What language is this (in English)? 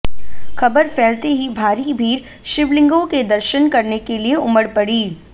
Hindi